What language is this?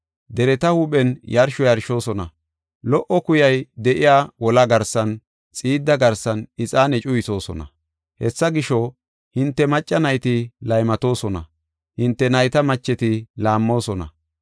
Gofa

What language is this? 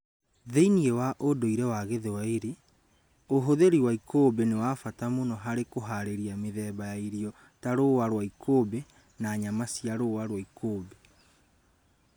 Kikuyu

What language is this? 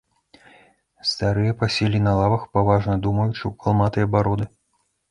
Belarusian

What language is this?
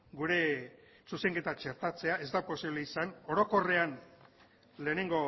Basque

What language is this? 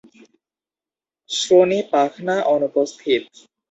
Bangla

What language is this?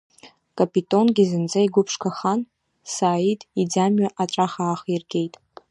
Abkhazian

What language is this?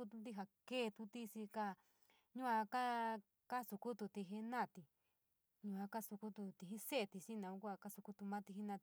San Miguel El Grande Mixtec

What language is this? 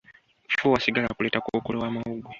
Ganda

